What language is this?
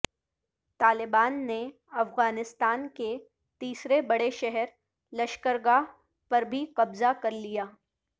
Urdu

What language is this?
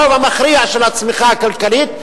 Hebrew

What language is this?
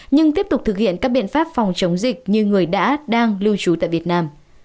Vietnamese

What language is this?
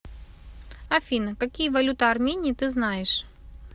Russian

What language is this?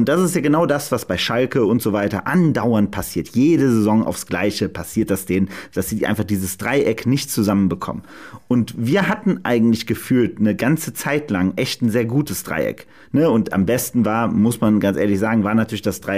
German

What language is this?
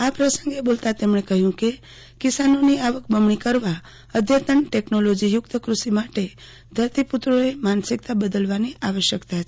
Gujarati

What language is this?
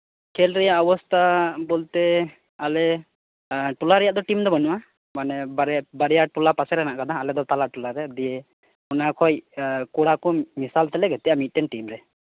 Santali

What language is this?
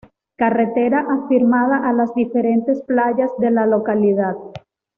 Spanish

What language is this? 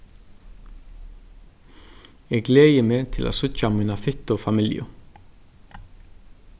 Faroese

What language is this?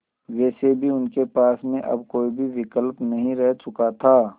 Hindi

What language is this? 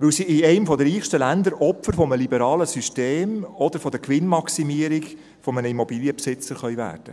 Swiss German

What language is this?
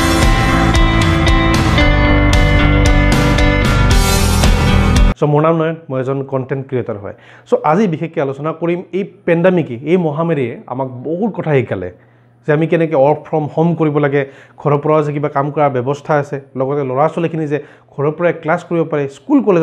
Hindi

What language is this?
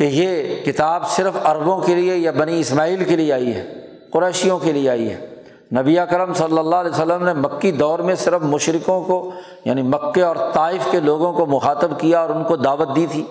Urdu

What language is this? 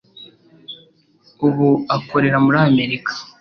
Kinyarwanda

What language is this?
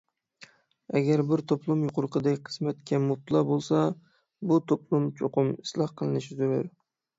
Uyghur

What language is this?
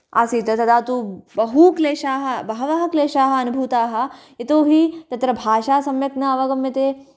Sanskrit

